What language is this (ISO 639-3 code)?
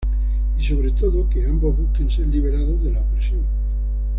spa